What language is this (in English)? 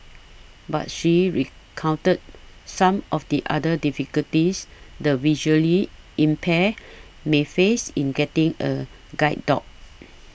English